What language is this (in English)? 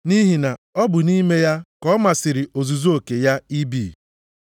Igbo